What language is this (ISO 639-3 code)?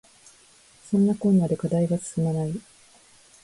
jpn